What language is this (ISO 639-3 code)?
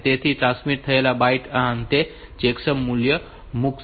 guj